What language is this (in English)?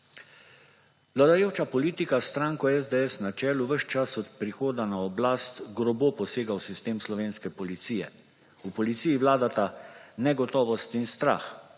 Slovenian